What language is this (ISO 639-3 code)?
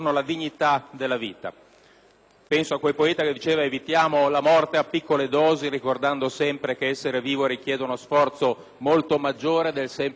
ita